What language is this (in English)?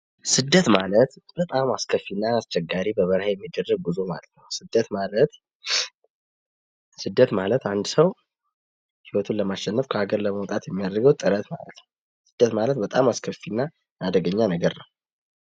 Amharic